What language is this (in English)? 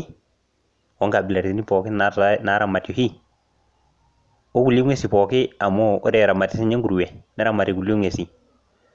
Masai